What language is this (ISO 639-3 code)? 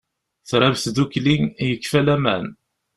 kab